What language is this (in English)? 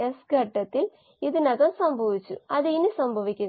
Malayalam